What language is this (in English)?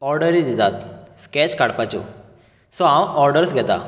Konkani